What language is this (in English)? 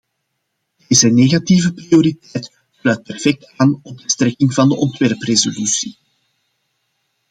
Dutch